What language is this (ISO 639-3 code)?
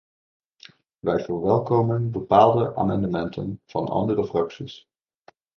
nld